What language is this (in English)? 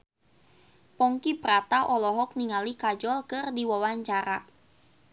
Sundanese